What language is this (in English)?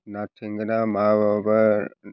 Bodo